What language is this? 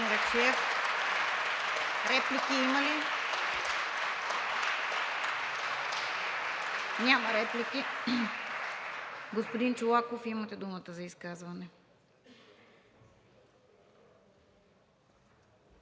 Bulgarian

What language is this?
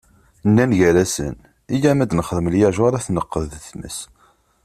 Kabyle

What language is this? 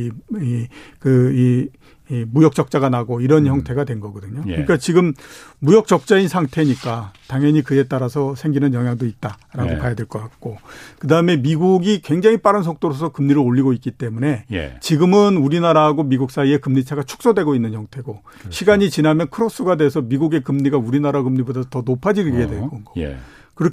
Korean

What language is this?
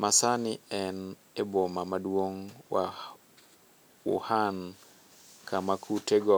Luo (Kenya and Tanzania)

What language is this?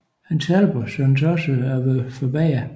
Danish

